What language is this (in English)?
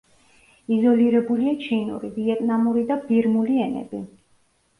Georgian